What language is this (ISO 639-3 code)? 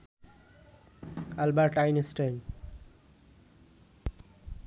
ben